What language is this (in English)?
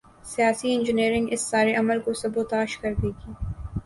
Urdu